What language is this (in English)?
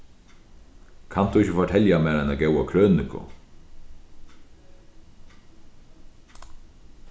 Faroese